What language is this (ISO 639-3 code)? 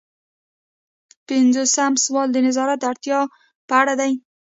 pus